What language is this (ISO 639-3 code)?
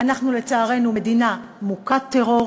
heb